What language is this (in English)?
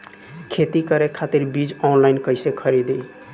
Bhojpuri